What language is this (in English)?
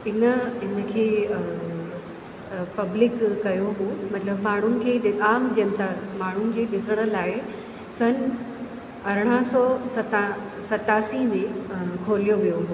Sindhi